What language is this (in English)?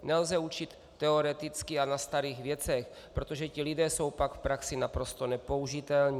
Czech